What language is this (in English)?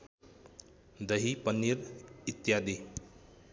Nepali